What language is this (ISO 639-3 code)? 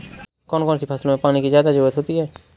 hin